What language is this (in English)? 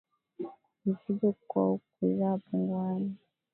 Swahili